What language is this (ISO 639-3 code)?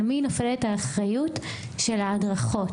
heb